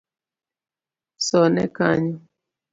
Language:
Luo (Kenya and Tanzania)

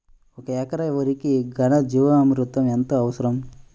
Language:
Telugu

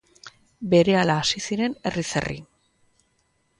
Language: Basque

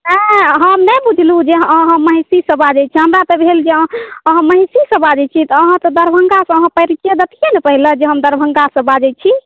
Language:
Maithili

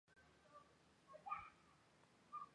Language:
Chinese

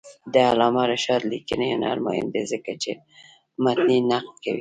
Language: Pashto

